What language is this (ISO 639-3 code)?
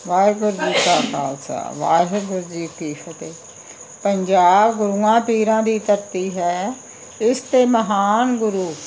pan